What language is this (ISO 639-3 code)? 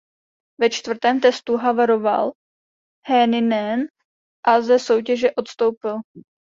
ces